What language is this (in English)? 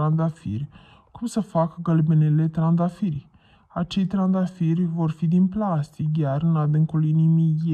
Romanian